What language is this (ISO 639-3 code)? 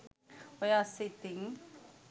sin